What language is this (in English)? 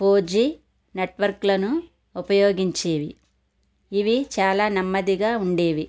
Telugu